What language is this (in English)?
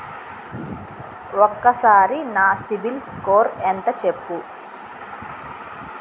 Telugu